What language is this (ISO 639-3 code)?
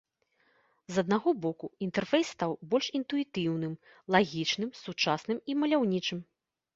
bel